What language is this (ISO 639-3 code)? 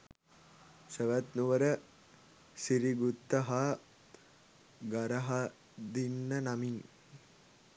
sin